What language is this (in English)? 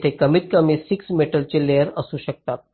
Marathi